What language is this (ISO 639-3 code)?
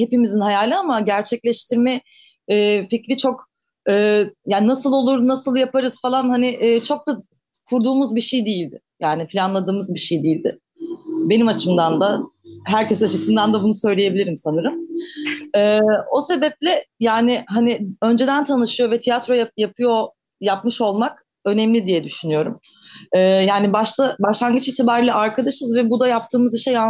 tur